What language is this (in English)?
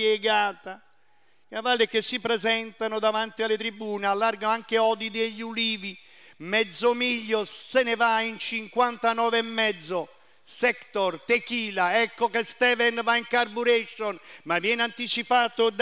Italian